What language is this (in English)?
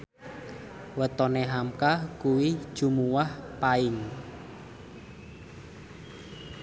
Javanese